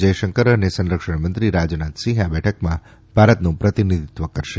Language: Gujarati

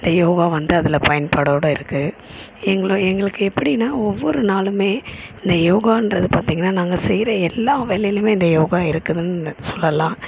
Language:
Tamil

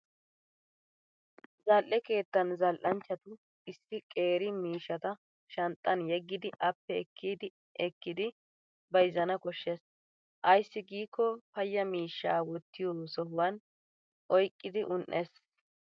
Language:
Wolaytta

